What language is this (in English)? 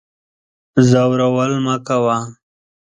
Pashto